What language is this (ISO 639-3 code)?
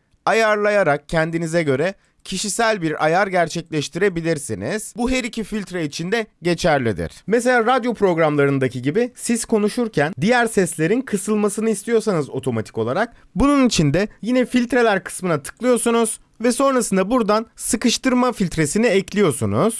tur